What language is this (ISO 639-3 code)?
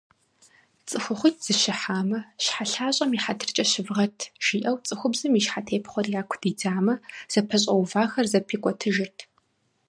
kbd